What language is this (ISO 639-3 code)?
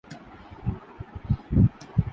urd